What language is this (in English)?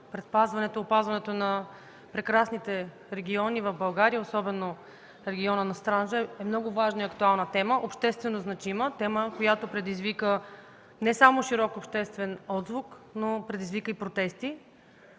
Bulgarian